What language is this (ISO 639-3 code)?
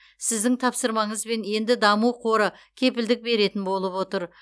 kaz